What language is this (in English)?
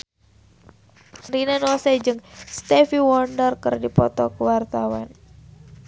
Sundanese